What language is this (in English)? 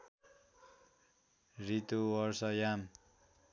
Nepali